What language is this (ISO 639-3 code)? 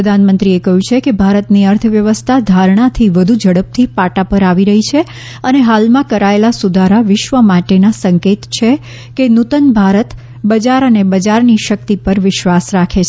guj